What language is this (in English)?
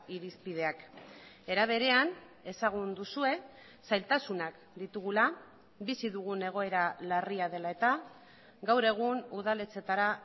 Basque